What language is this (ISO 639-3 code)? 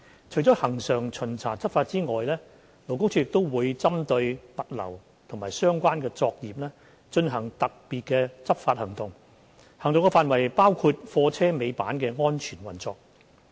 yue